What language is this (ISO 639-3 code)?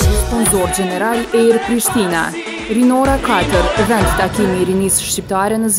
ron